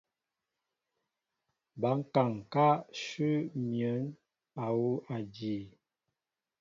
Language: Mbo (Cameroon)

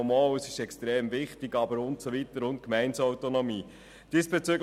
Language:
Swiss German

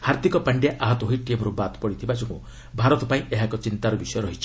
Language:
Odia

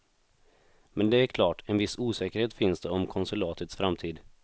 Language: Swedish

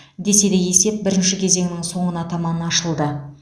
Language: Kazakh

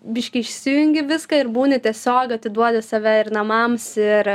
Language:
Lithuanian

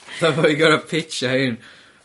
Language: Welsh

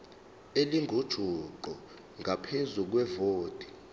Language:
Zulu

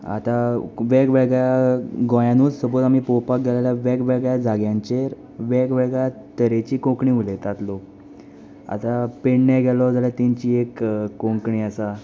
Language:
Konkani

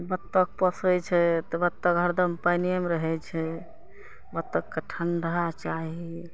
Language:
Maithili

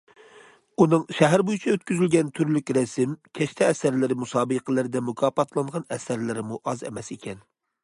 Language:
Uyghur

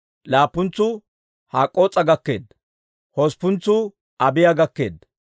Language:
Dawro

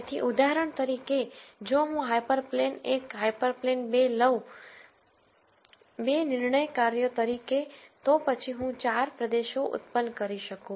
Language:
Gujarati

